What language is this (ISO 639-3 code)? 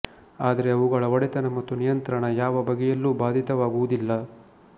kan